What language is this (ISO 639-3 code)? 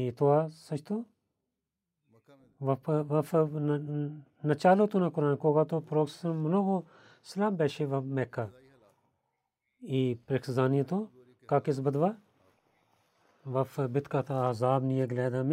bul